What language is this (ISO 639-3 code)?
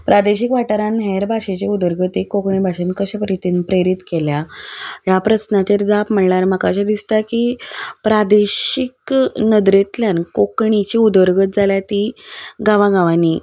kok